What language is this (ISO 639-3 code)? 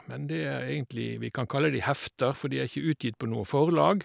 nor